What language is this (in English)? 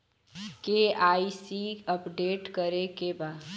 Bhojpuri